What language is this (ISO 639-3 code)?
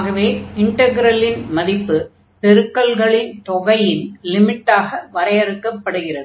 tam